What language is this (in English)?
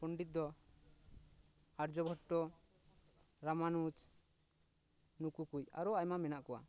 Santali